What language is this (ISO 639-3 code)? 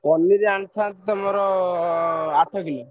ori